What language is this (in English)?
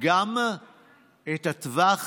Hebrew